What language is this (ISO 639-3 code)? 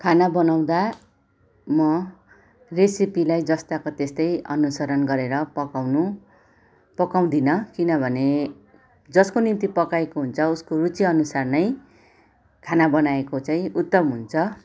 nep